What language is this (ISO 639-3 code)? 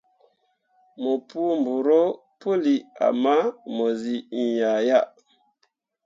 mua